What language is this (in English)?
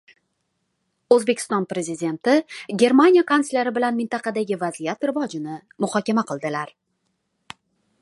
Uzbek